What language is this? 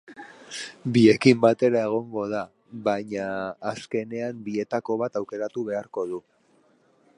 Basque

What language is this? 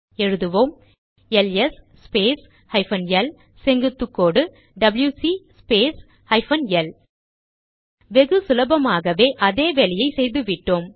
Tamil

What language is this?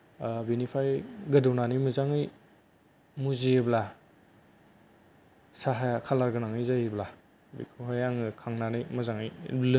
Bodo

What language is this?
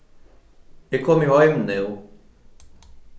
Faroese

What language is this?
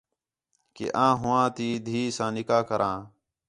Khetrani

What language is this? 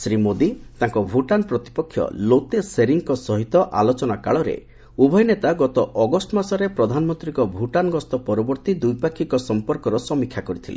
Odia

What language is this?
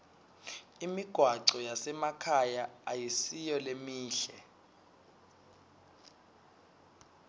Swati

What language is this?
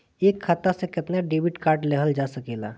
Bhojpuri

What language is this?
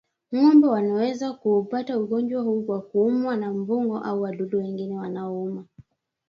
Swahili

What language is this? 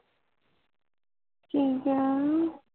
Punjabi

